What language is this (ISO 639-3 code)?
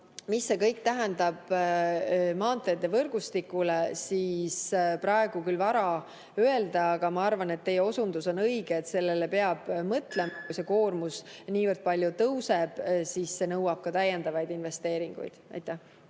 est